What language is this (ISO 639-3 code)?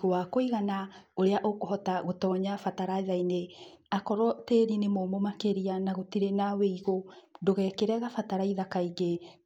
kik